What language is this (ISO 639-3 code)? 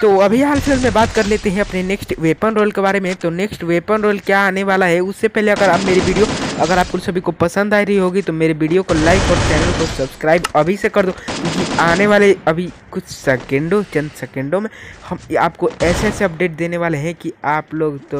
hin